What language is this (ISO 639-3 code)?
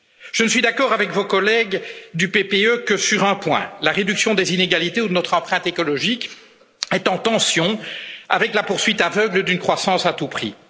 fra